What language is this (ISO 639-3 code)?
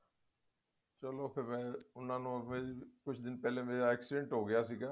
pan